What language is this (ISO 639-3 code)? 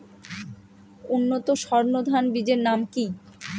ben